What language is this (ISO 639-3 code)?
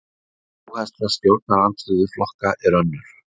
isl